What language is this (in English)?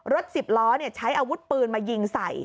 Thai